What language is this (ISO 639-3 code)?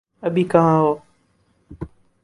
urd